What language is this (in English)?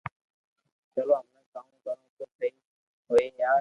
Loarki